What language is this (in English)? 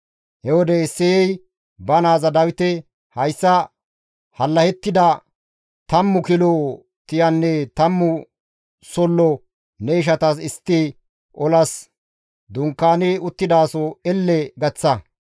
Gamo